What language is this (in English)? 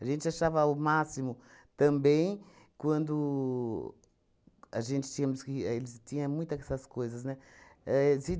Portuguese